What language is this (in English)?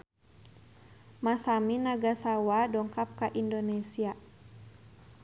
Sundanese